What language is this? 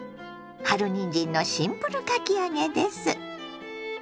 Japanese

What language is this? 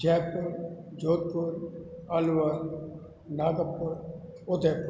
Sindhi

